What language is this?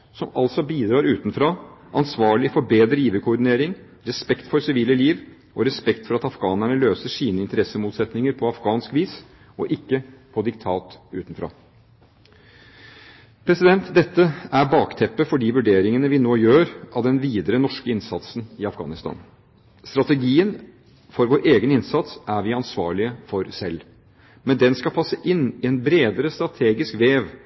Norwegian Bokmål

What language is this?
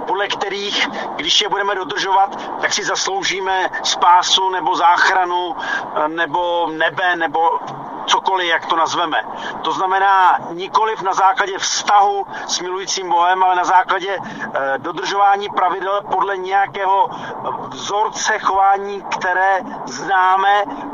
Czech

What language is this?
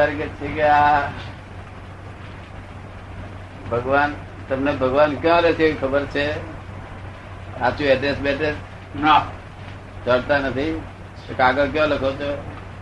Gujarati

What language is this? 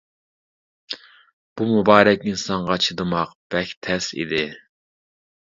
Uyghur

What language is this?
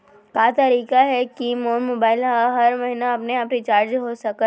Chhattisgarhi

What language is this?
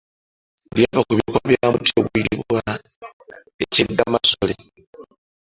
Ganda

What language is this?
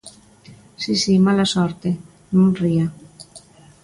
Galician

